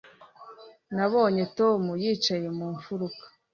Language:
Kinyarwanda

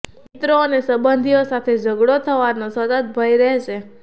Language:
Gujarati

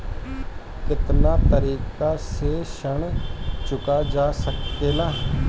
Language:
Bhojpuri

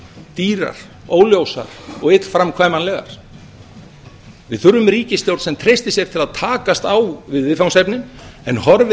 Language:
Icelandic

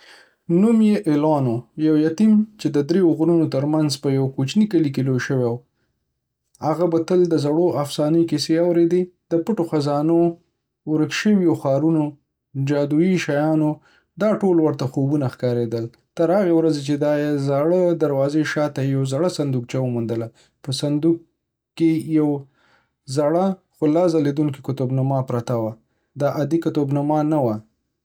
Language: Pashto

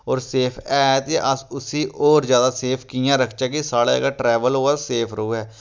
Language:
Dogri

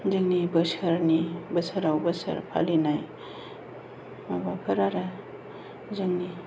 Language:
Bodo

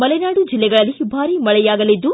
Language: Kannada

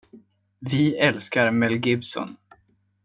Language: Swedish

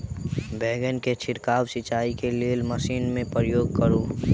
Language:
Maithili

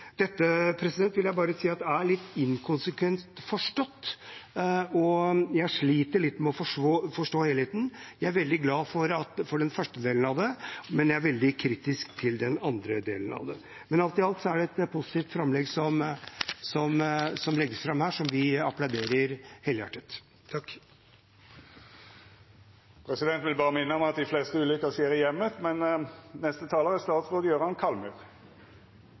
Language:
Norwegian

